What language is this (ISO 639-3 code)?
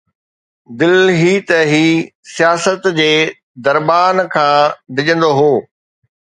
snd